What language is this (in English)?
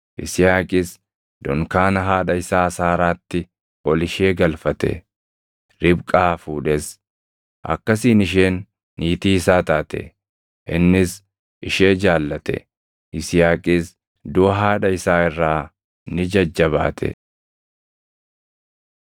Oromo